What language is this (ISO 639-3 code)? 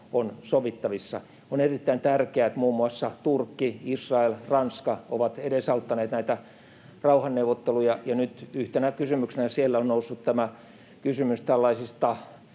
fin